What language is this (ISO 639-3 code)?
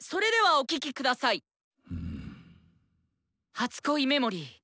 jpn